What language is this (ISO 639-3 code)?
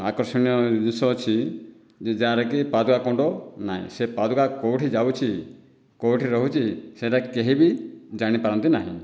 ori